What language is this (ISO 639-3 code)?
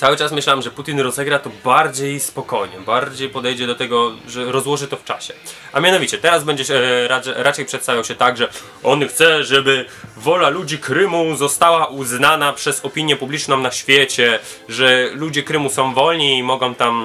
pol